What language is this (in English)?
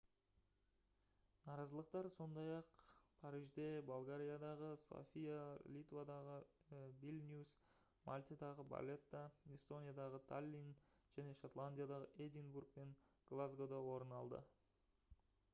Kazakh